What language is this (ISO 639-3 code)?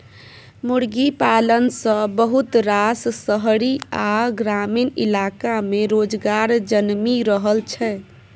mai